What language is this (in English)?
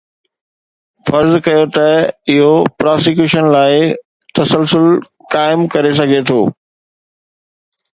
Sindhi